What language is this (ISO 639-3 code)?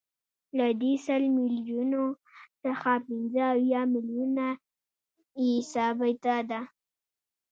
pus